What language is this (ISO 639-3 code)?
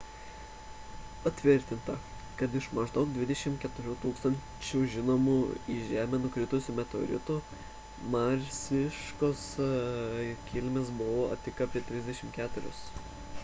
lit